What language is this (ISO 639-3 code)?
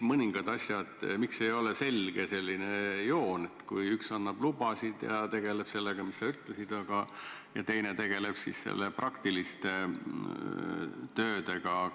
est